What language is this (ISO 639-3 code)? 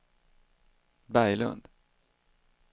swe